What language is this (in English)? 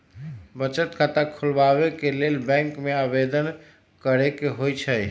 Magahi